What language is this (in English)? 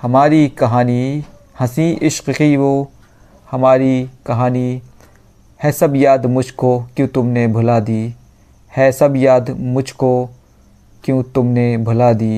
Hindi